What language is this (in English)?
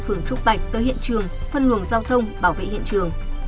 Vietnamese